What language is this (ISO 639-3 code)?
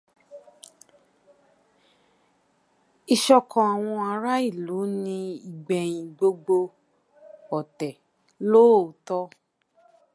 yor